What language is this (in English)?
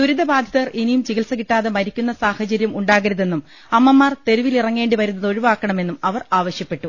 Malayalam